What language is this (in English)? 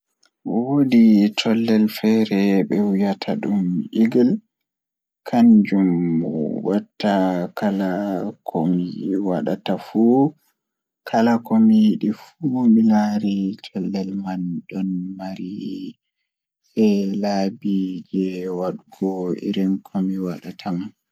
Fula